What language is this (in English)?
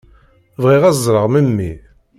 Kabyle